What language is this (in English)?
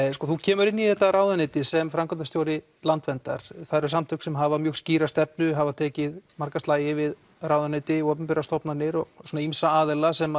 Icelandic